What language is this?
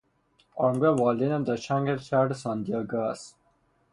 Persian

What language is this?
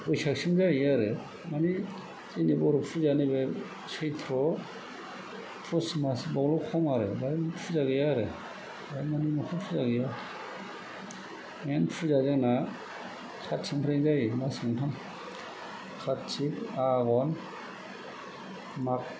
Bodo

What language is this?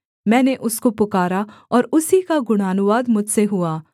Hindi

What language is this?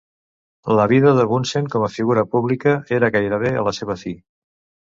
Catalan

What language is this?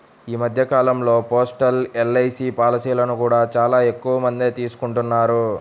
Telugu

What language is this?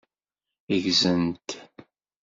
Kabyle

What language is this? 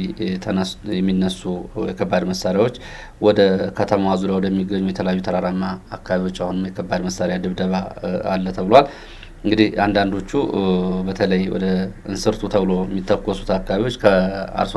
Arabic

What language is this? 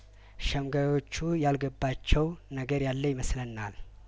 Amharic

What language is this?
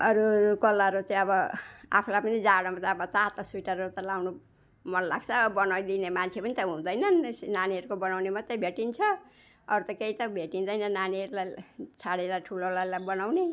Nepali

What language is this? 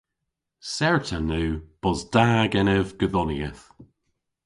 Cornish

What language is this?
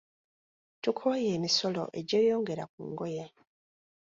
Ganda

